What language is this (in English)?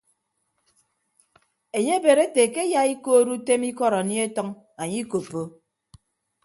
Ibibio